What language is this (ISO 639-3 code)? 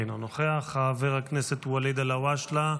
heb